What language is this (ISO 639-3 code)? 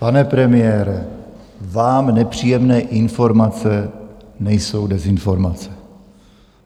ces